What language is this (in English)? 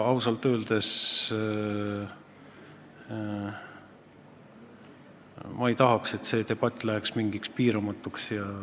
Estonian